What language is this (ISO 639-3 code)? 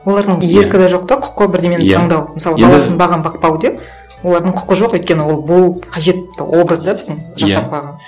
kaz